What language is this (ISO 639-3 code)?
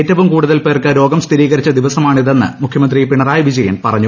mal